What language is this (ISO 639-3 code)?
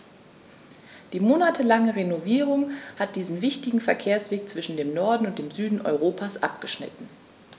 deu